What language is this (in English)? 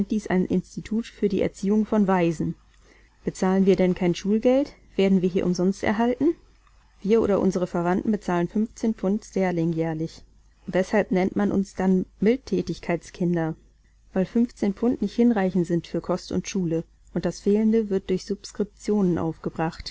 German